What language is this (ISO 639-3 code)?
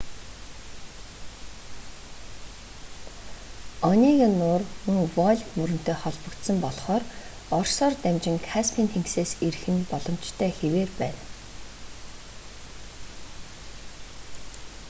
mon